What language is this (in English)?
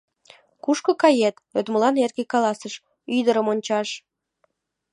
Mari